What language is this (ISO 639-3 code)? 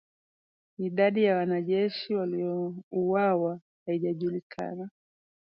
swa